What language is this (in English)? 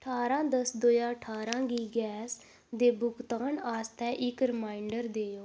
Dogri